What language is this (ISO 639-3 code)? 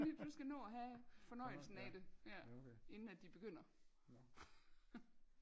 dan